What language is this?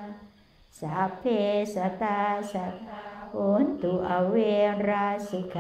Thai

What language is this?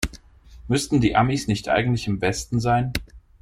German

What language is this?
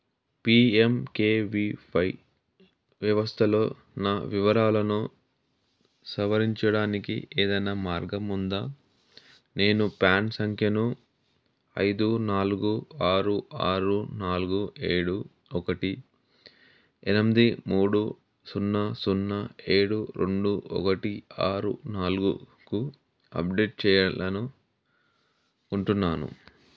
Telugu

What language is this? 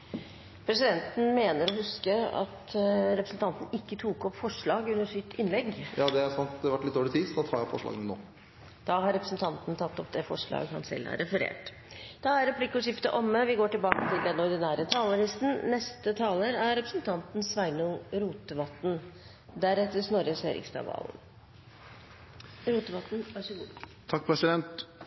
Norwegian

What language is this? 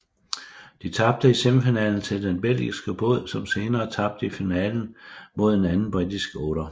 Danish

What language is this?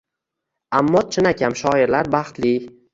Uzbek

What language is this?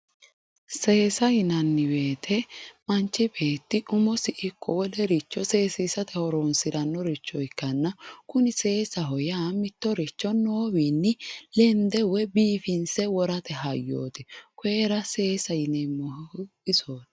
Sidamo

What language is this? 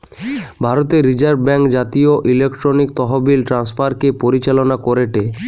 Bangla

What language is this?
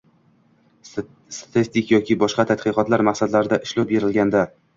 Uzbek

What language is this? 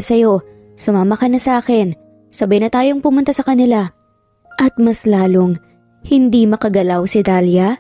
Filipino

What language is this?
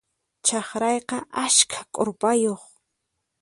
Puno Quechua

